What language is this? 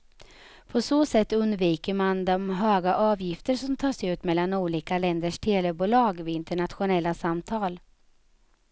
Swedish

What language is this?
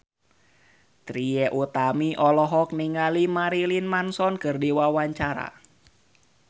Sundanese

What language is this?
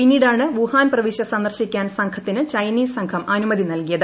Malayalam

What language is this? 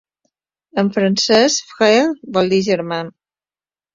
Catalan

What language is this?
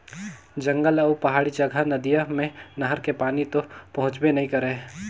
Chhattisgarhi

